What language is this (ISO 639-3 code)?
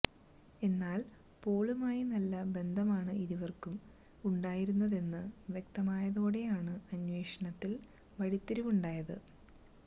mal